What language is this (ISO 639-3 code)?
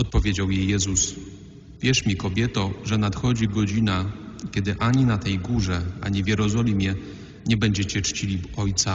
pol